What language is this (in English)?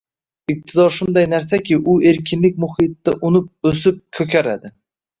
Uzbek